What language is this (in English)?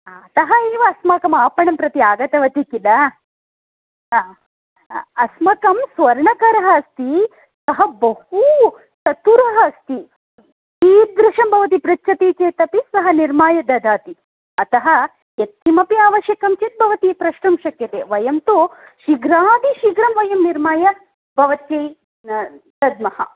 Sanskrit